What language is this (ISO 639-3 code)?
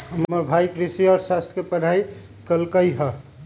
mag